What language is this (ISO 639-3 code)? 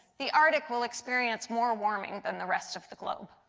eng